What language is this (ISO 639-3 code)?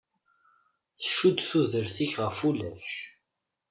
kab